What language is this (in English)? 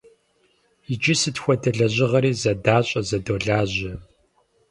Kabardian